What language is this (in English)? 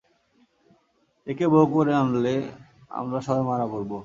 Bangla